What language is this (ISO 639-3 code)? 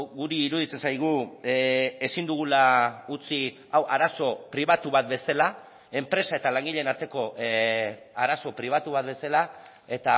eus